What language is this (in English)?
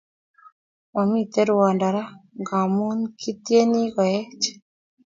Kalenjin